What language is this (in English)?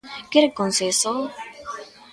Galician